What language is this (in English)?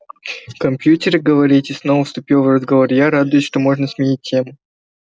Russian